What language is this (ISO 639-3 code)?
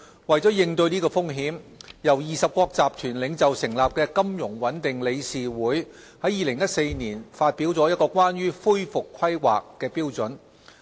yue